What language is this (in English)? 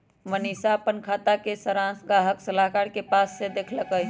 Magahi